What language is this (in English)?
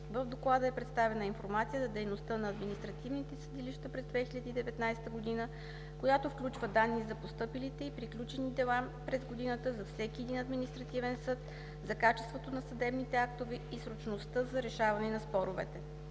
Bulgarian